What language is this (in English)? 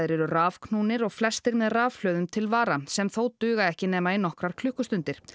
Icelandic